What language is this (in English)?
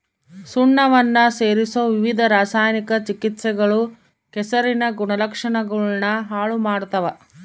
Kannada